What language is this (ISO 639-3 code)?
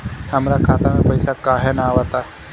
bho